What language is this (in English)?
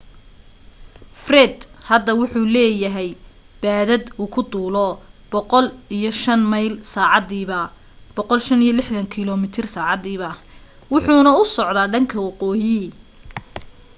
Somali